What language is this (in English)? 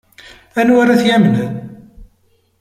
Kabyle